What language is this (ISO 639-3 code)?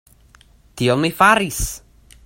epo